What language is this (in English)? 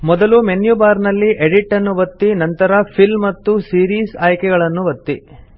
Kannada